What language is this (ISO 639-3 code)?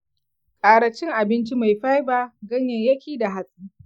hau